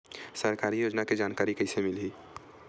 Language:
Chhattisgarhi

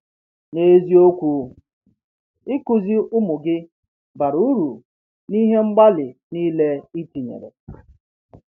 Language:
Igbo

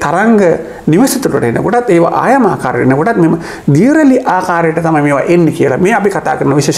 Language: Indonesian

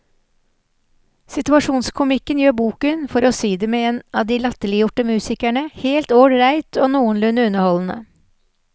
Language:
Norwegian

